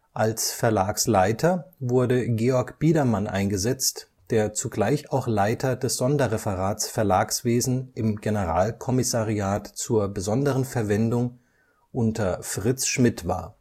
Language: German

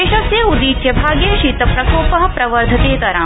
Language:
Sanskrit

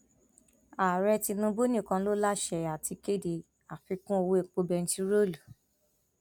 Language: Yoruba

